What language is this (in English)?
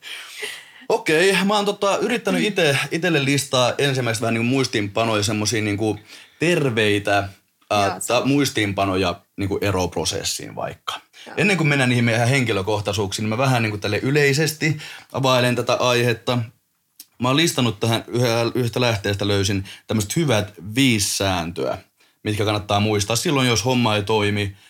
Finnish